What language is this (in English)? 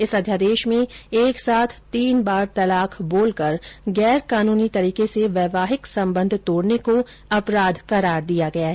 Hindi